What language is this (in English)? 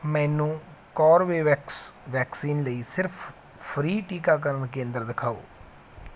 Punjabi